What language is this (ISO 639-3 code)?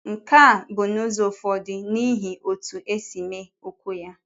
ibo